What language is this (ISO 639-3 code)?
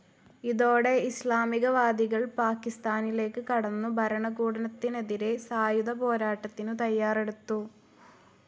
mal